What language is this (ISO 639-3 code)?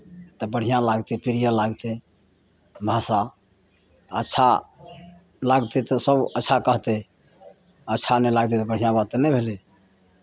mai